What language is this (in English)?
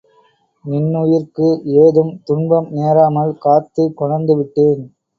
Tamil